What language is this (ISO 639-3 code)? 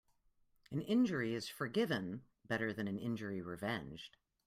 eng